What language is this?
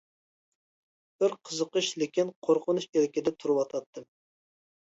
Uyghur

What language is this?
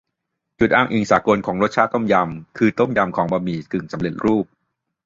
Thai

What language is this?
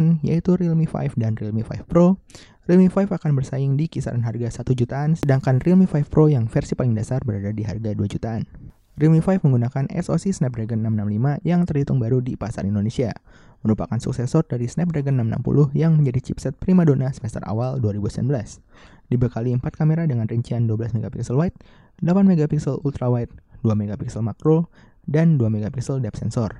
Indonesian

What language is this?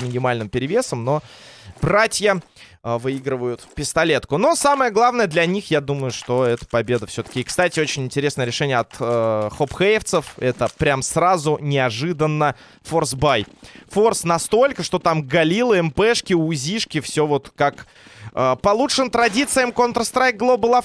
Russian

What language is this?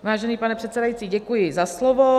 Czech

